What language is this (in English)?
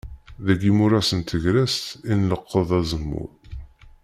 Kabyle